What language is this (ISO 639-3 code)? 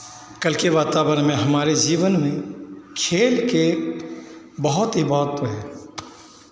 hin